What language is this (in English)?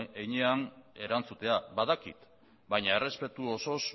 Basque